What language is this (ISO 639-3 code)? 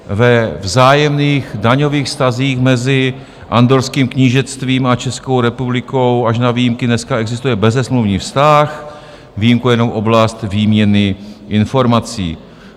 ces